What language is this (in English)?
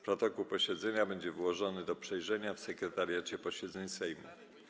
Polish